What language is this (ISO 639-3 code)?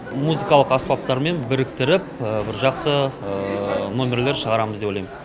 kaz